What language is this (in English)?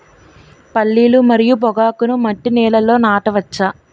Telugu